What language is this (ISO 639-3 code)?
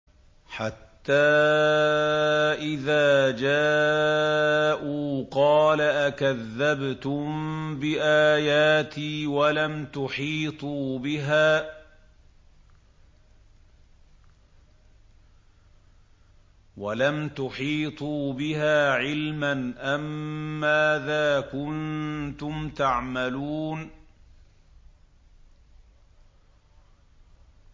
ara